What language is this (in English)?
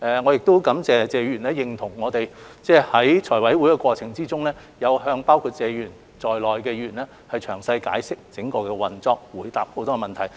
Cantonese